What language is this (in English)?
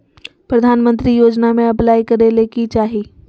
Magahi